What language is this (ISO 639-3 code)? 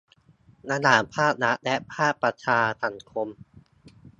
tha